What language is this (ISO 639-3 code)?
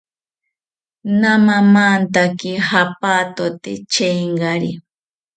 cpy